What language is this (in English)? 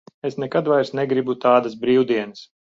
Latvian